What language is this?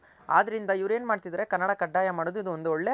Kannada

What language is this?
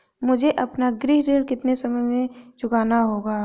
Hindi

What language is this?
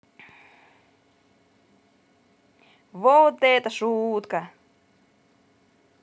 Russian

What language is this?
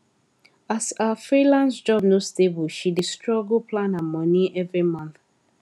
Nigerian Pidgin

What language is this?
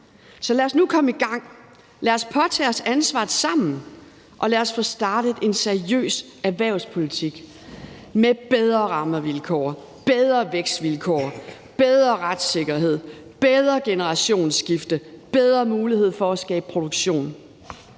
Danish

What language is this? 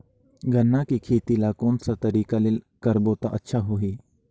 Chhattisgarhi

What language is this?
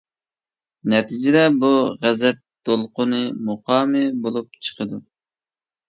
Uyghur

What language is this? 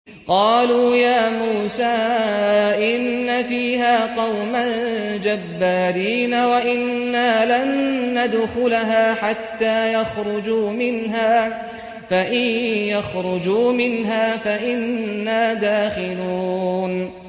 Arabic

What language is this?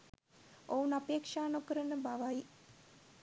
Sinhala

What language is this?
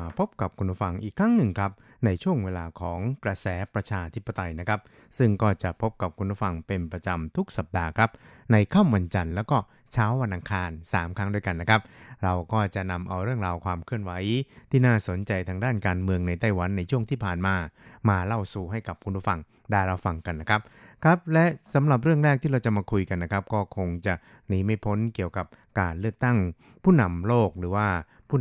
Thai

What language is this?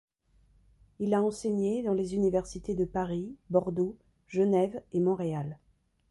French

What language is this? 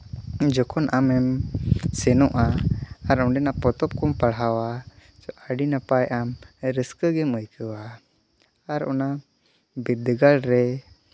Santali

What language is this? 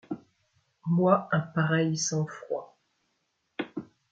French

